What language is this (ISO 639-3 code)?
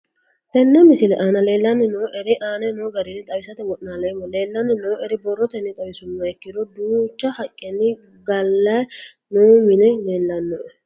sid